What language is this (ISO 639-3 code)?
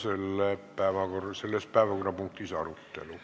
est